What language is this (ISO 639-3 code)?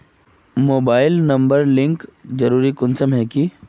mag